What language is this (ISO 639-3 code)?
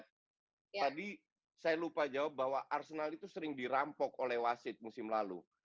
ind